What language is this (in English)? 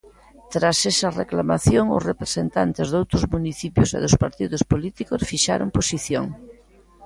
Galician